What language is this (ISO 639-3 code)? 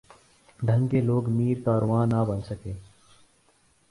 urd